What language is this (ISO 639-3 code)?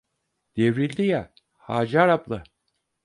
tur